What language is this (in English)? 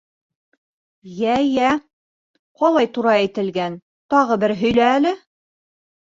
Bashkir